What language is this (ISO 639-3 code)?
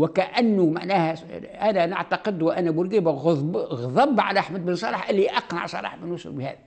ara